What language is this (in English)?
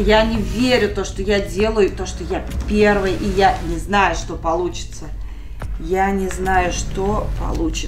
Russian